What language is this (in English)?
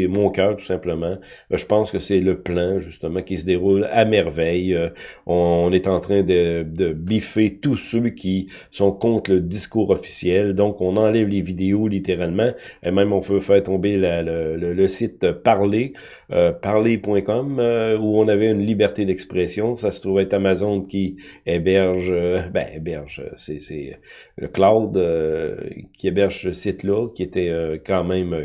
French